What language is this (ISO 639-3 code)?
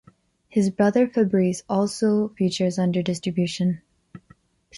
eng